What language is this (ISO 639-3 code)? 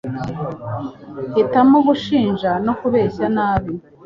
kin